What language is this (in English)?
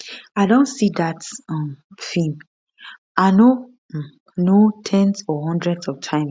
Nigerian Pidgin